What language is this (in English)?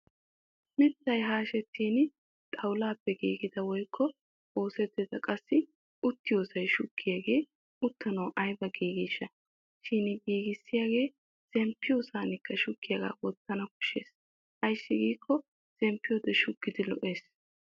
Wolaytta